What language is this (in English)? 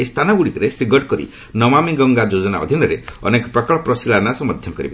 Odia